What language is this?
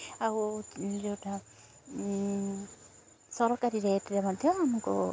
Odia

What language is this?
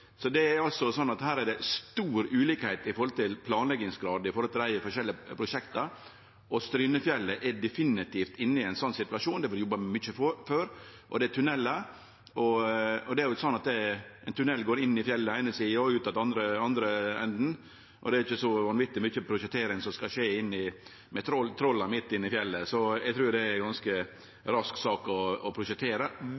Norwegian Nynorsk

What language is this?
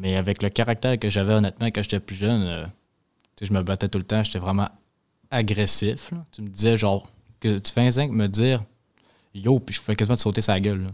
French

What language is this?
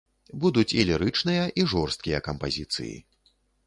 Belarusian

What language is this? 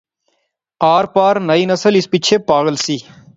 Pahari-Potwari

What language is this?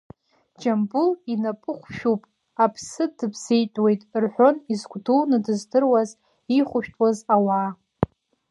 Abkhazian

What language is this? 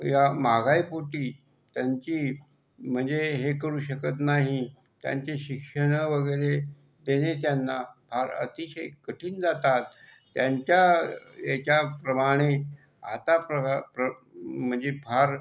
Marathi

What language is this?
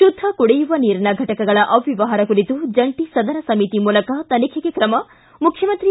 Kannada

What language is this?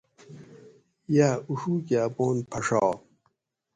Gawri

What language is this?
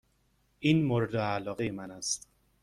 Persian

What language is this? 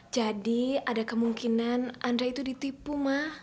Indonesian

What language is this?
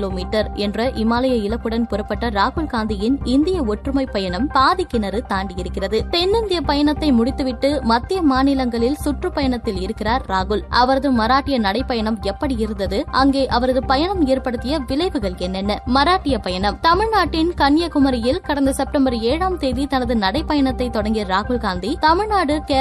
Tamil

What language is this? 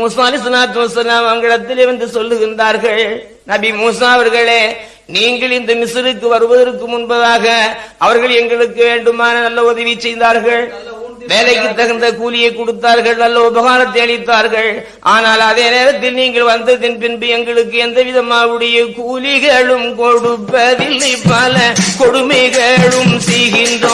Tamil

